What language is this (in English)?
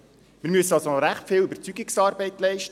Swiss German